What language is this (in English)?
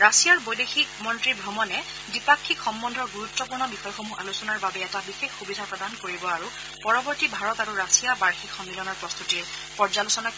Assamese